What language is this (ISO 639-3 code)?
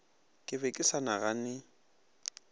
nso